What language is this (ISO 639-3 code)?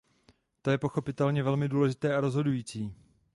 ces